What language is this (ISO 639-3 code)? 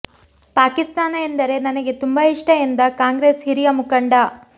kan